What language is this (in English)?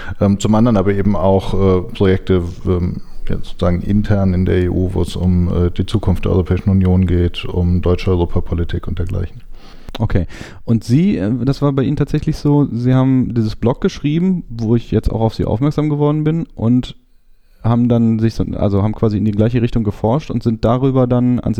German